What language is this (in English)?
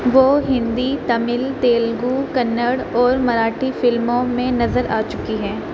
Urdu